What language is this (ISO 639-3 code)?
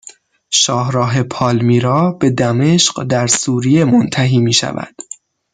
fas